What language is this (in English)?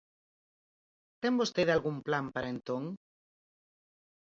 Galician